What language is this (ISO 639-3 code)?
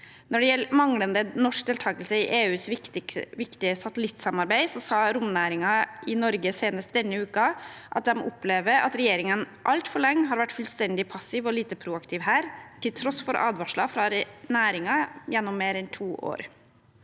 nor